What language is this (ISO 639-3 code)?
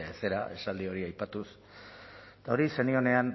eus